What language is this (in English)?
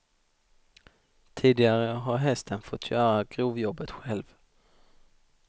Swedish